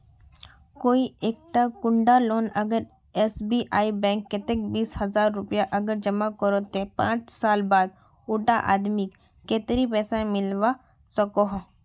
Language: Magahi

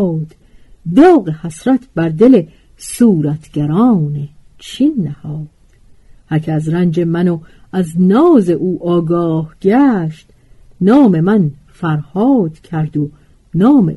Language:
Persian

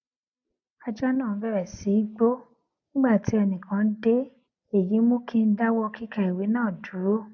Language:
Yoruba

